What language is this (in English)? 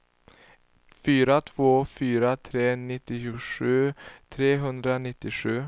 Swedish